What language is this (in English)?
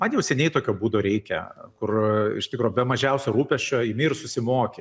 Lithuanian